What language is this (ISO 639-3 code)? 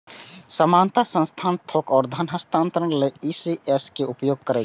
mai